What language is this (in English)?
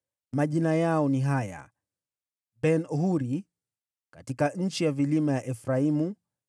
Swahili